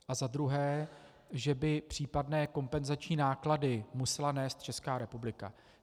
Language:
Czech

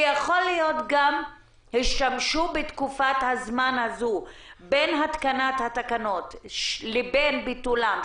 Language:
Hebrew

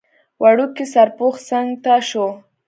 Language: Pashto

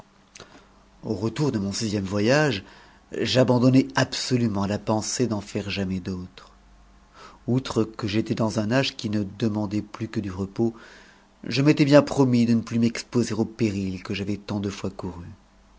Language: French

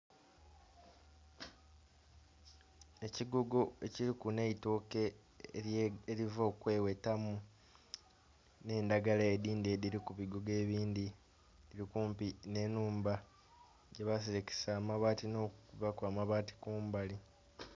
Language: Soga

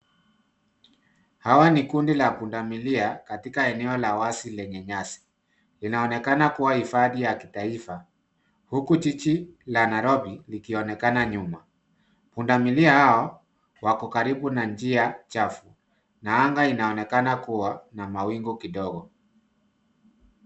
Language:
Swahili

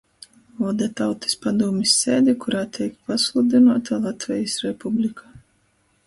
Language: Latgalian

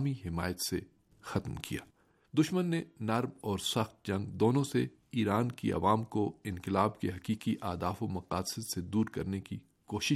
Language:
Urdu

